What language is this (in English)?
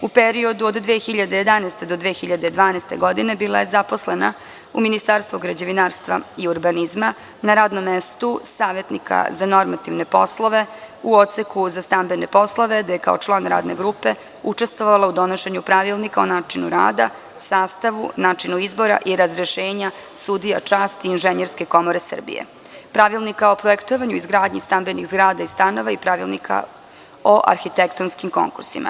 Serbian